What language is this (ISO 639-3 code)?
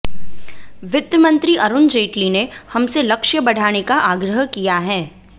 hin